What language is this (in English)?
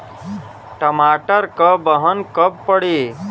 Bhojpuri